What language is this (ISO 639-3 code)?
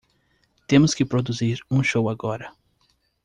por